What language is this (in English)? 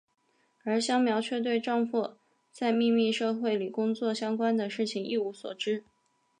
Chinese